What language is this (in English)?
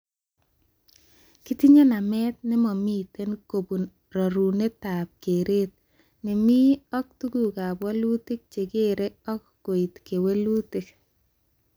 Kalenjin